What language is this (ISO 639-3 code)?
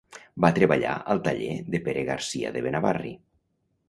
cat